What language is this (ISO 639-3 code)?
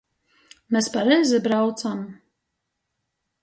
ltg